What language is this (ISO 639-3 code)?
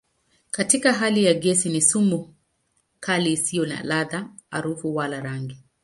swa